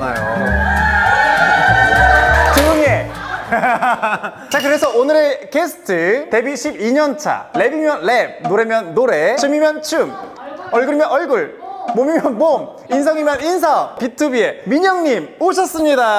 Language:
Korean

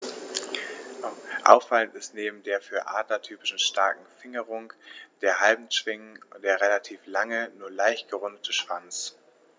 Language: German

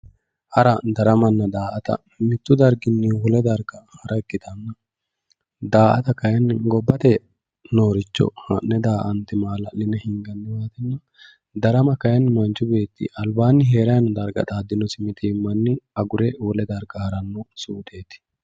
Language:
Sidamo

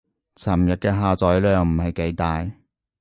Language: Cantonese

